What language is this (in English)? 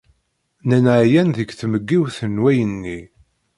Kabyle